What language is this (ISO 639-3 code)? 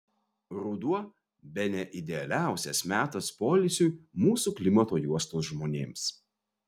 lit